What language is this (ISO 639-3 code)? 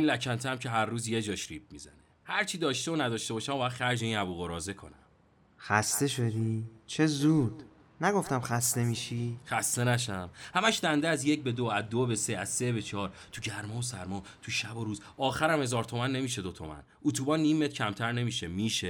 fas